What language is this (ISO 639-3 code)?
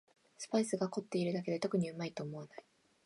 jpn